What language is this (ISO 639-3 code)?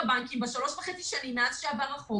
heb